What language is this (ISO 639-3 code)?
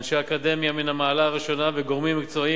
heb